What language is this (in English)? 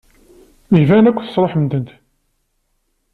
Kabyle